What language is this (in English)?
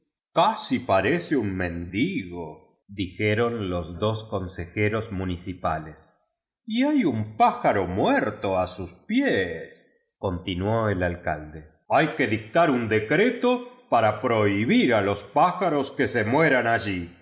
Spanish